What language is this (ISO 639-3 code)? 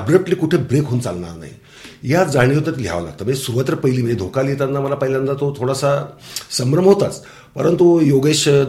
mar